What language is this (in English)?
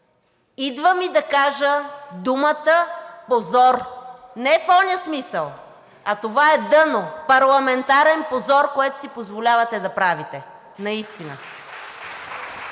Bulgarian